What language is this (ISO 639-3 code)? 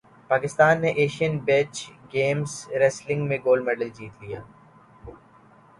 urd